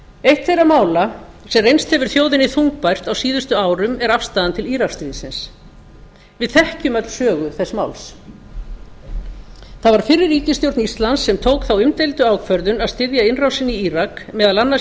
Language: Icelandic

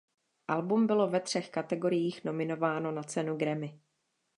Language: Czech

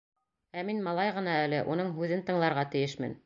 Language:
Bashkir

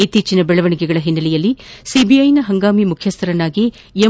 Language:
Kannada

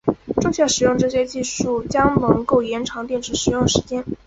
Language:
Chinese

